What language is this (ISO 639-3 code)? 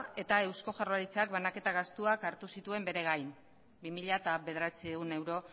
eus